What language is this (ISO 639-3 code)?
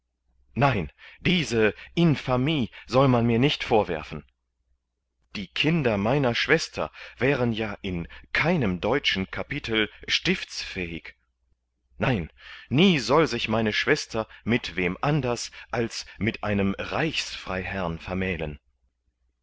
deu